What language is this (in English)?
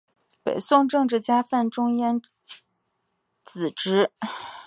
Chinese